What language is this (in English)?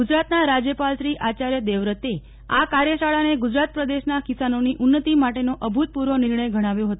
Gujarati